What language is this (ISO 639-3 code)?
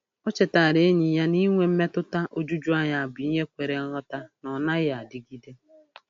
ibo